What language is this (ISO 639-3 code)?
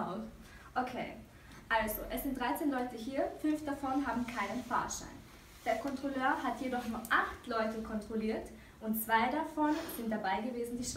deu